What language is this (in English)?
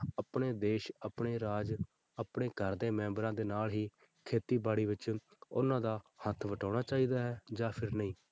Punjabi